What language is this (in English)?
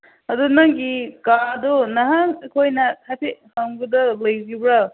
Manipuri